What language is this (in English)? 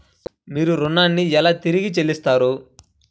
Telugu